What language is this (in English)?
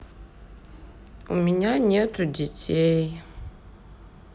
Russian